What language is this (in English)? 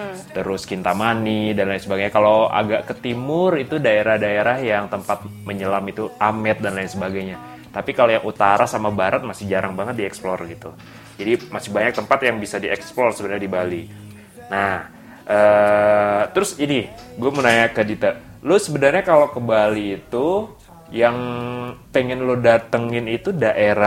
Indonesian